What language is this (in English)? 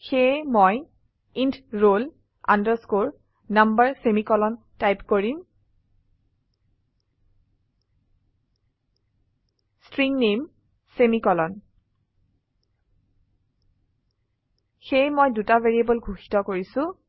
Assamese